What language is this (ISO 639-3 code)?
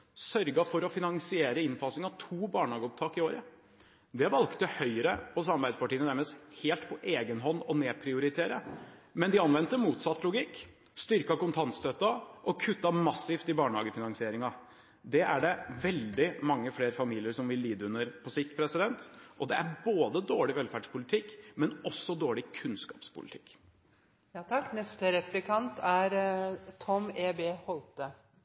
nob